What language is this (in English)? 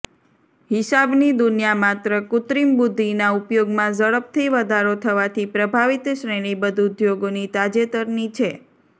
Gujarati